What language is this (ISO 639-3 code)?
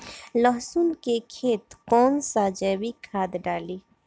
bho